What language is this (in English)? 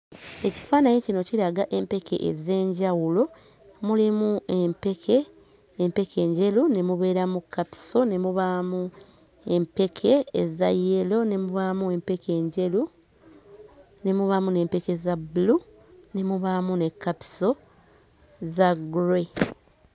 Ganda